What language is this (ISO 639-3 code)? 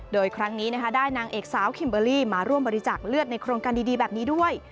tha